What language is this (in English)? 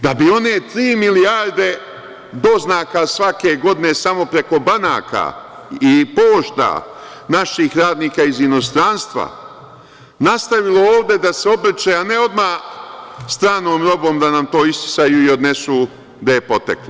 Serbian